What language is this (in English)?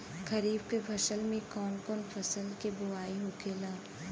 Bhojpuri